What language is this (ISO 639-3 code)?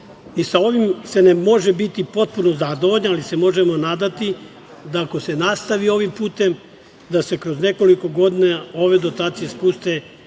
srp